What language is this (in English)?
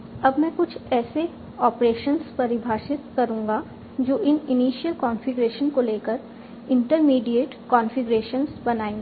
Hindi